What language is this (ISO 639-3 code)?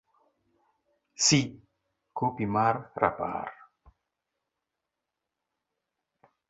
luo